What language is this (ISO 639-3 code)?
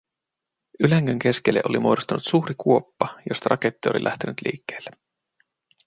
fin